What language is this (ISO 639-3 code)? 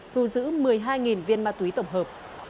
vie